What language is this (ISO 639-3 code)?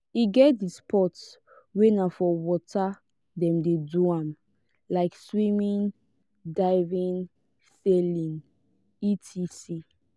pcm